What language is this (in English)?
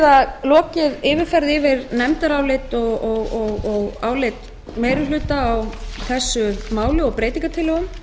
Icelandic